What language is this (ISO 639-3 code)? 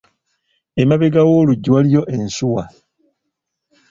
lug